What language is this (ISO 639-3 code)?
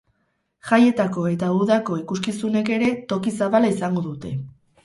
eus